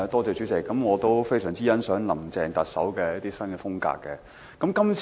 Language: Cantonese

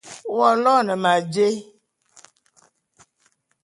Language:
Bulu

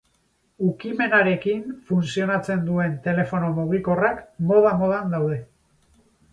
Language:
Basque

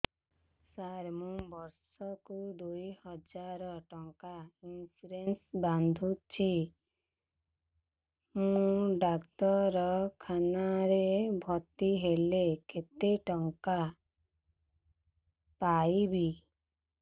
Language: Odia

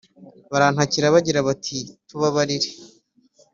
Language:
Kinyarwanda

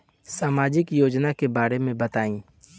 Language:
Bhojpuri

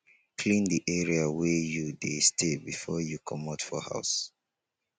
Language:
Nigerian Pidgin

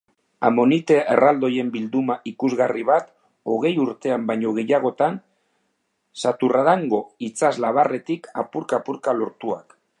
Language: Basque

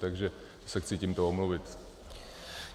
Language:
Czech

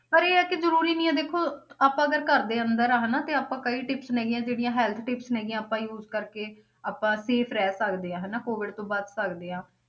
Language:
Punjabi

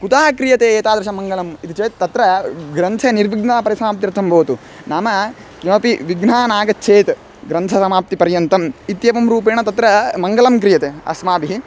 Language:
Sanskrit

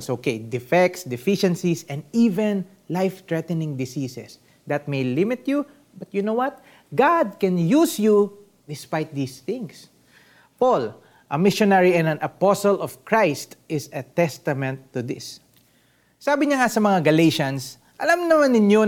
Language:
Filipino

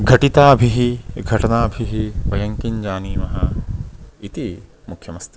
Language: Sanskrit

